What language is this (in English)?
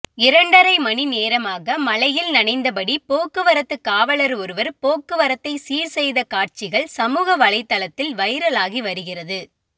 Tamil